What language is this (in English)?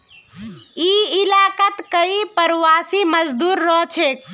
Magahi